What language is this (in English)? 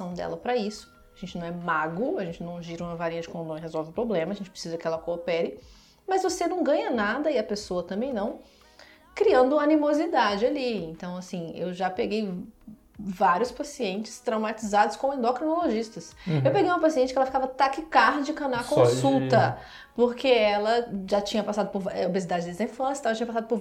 Portuguese